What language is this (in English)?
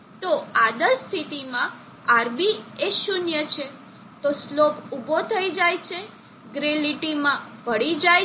Gujarati